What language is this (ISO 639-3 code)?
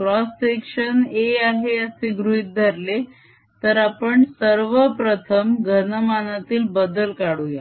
mar